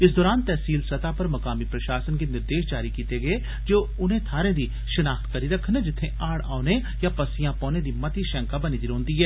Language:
Dogri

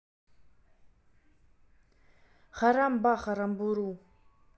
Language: Russian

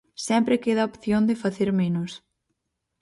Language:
Galician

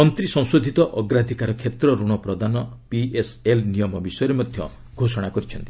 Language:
Odia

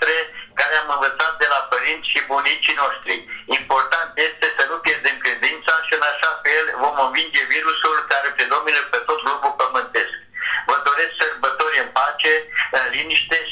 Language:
Romanian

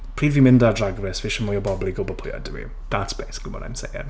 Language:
Welsh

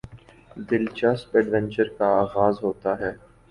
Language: Urdu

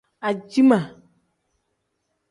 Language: Tem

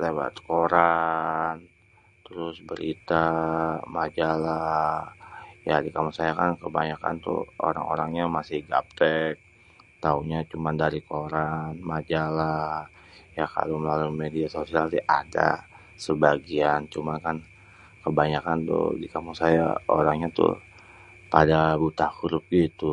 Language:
Betawi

